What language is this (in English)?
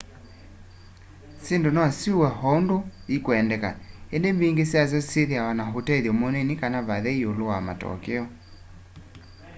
Kamba